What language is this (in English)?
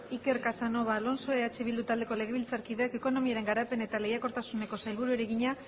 Basque